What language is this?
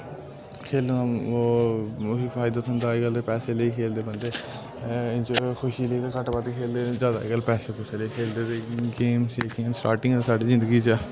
Dogri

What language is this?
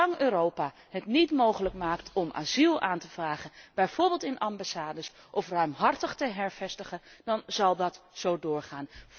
Dutch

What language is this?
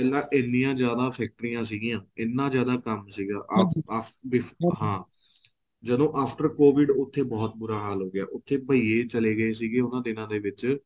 Punjabi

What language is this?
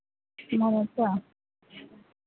Hindi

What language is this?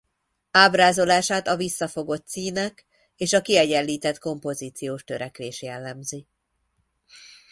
Hungarian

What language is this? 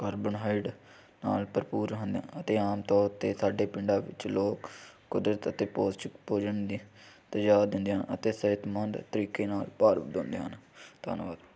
Punjabi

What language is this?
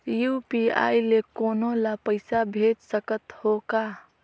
Chhattisgarhi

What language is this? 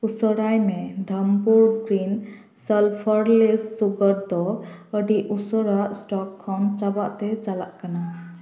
Santali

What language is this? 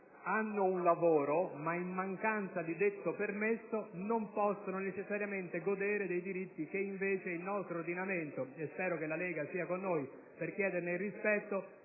Italian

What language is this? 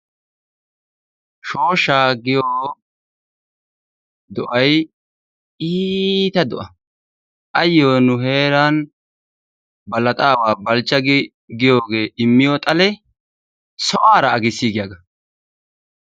Wolaytta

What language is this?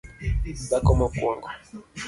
Luo (Kenya and Tanzania)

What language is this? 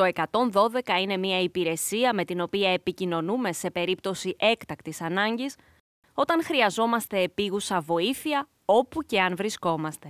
Greek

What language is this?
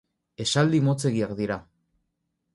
Basque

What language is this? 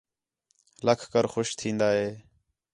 Khetrani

